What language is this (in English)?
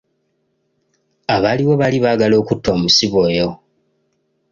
Ganda